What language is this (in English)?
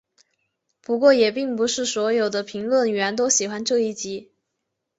Chinese